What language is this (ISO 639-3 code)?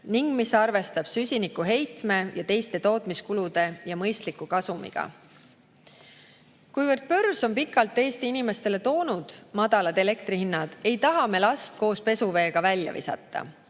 est